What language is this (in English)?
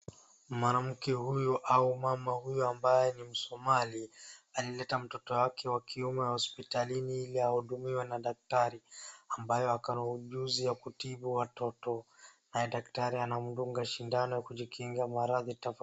Swahili